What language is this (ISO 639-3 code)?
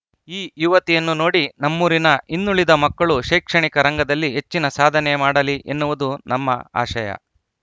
kan